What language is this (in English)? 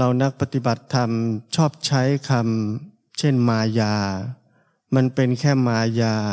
Thai